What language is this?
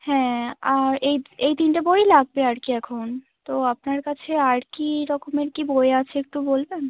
Bangla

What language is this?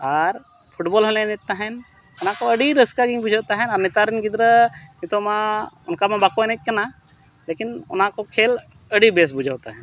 Santali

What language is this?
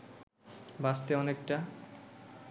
Bangla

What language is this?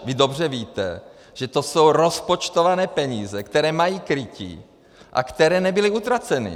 Czech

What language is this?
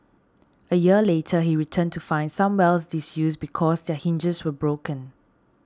English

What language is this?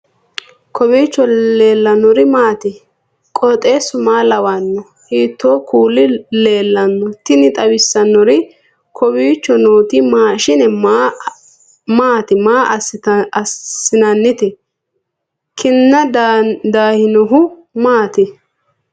Sidamo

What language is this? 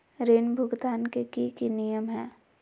Magahi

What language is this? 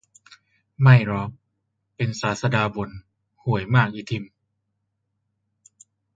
Thai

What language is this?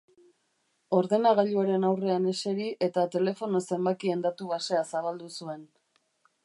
Basque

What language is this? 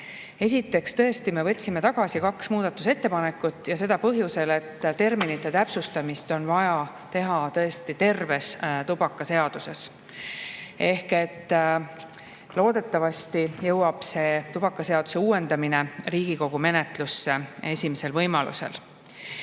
Estonian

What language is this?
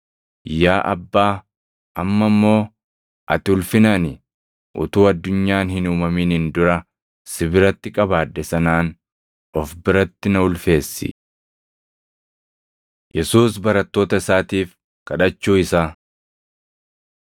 Oromo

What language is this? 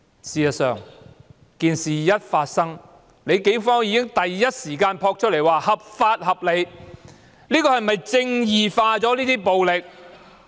Cantonese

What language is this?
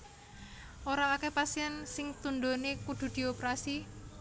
Javanese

